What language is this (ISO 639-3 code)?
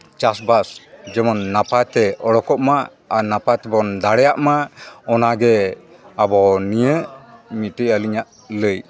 sat